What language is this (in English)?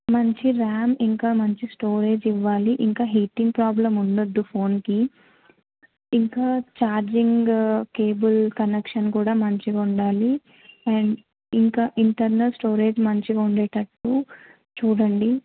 Telugu